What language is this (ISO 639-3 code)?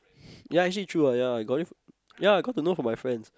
eng